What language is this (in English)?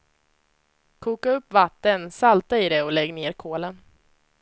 Swedish